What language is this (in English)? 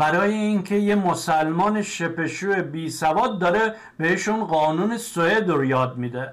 Persian